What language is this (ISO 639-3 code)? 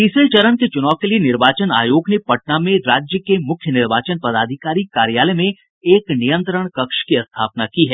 hin